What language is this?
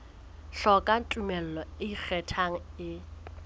Southern Sotho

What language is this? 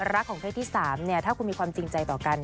Thai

